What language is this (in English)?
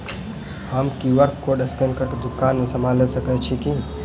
Maithili